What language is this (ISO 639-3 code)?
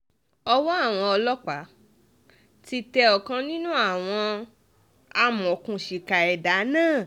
yor